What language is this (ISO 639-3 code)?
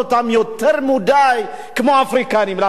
heb